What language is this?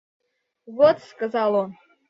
Russian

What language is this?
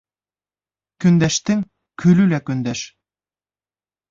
Bashkir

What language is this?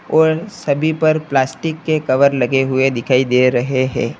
Hindi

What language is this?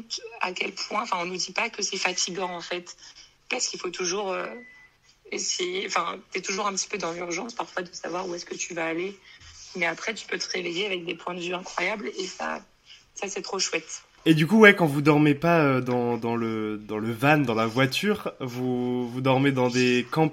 French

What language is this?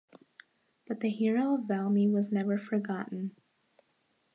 English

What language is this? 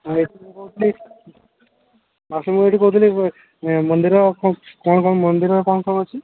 Odia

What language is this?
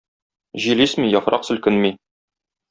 Tatar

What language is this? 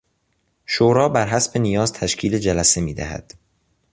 Persian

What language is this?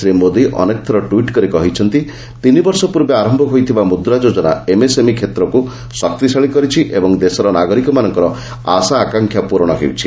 Odia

